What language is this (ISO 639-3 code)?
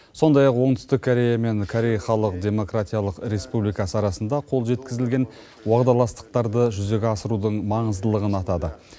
kaz